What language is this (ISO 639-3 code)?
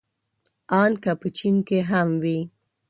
pus